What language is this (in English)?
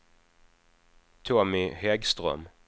Swedish